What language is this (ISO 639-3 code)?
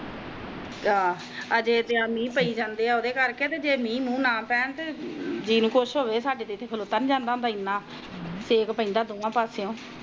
pan